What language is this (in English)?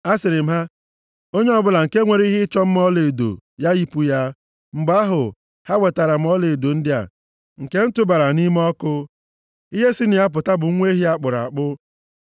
Igbo